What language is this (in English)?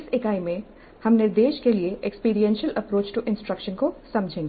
Hindi